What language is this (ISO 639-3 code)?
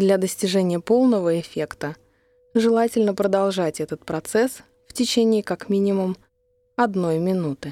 rus